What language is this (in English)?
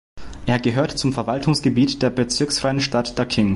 German